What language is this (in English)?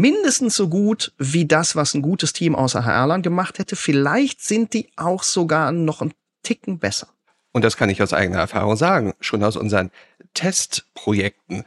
German